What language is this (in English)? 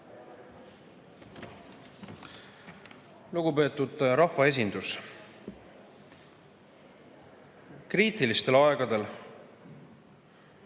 Estonian